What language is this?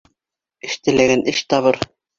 Bashkir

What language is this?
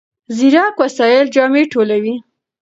Pashto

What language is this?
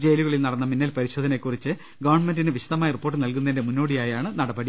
Malayalam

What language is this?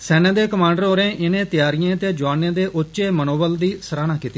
Dogri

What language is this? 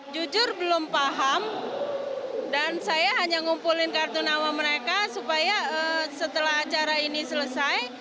Indonesian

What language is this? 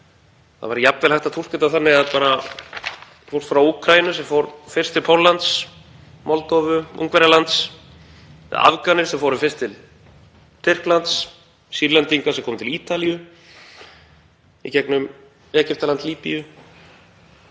Icelandic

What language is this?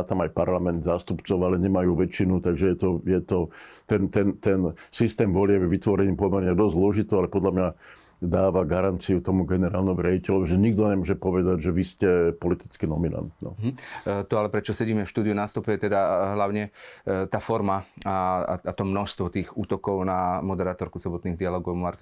Slovak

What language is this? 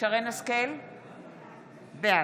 Hebrew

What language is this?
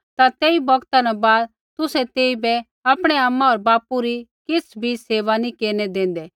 Kullu Pahari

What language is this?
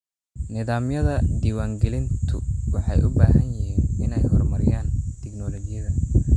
Somali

